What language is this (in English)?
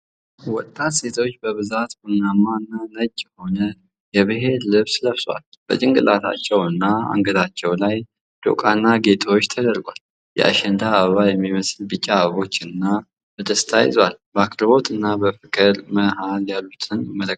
Amharic